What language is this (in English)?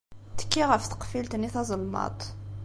Kabyle